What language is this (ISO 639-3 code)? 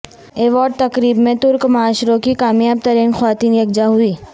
urd